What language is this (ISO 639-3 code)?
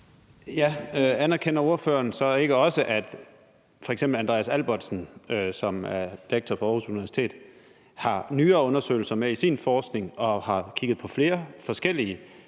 dan